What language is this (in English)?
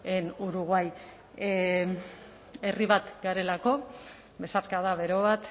Basque